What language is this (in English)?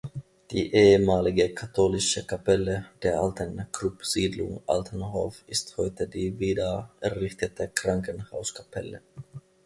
German